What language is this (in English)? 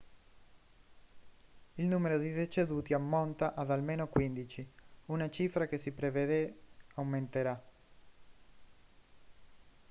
Italian